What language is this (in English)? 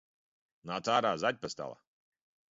Latvian